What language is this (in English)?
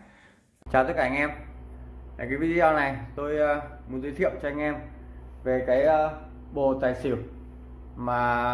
Vietnamese